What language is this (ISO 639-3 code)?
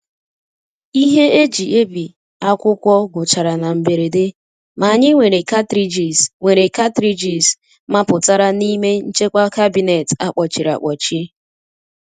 ibo